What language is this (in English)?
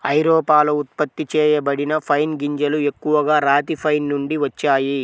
Telugu